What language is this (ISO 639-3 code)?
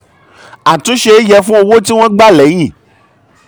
yor